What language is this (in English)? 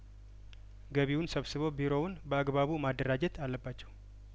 Amharic